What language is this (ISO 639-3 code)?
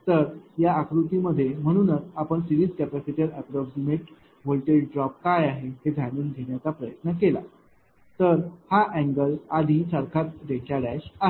mar